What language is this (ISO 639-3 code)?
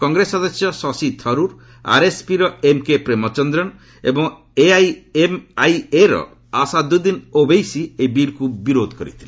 ori